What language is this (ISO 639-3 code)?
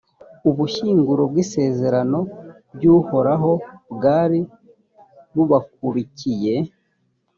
kin